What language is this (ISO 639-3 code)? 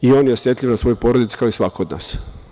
srp